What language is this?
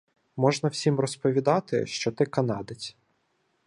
Ukrainian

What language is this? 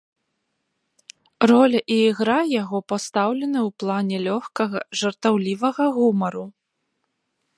Belarusian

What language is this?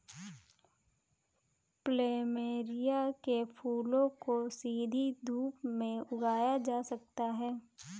Hindi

